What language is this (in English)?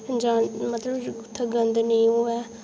Dogri